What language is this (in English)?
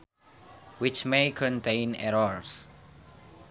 Sundanese